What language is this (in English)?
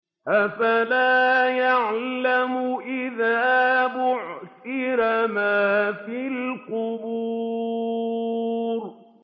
Arabic